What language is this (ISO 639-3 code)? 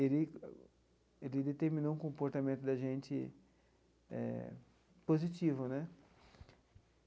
por